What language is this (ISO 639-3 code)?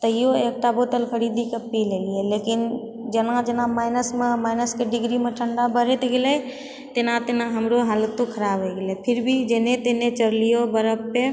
mai